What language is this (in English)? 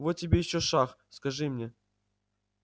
Russian